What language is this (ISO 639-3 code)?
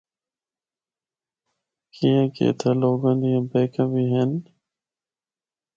hno